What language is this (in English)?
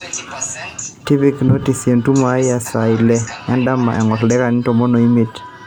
Masai